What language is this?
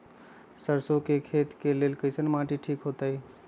Magahi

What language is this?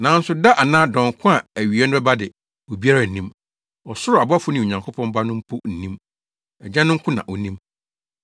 Akan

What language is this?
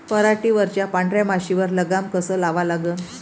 Marathi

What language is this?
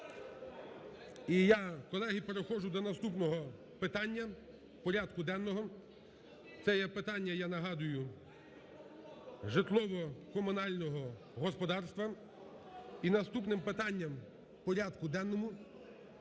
Ukrainian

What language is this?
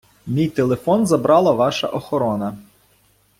Ukrainian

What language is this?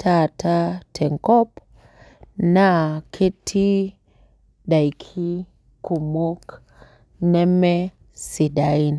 Masai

